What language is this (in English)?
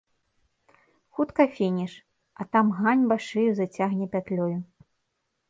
Belarusian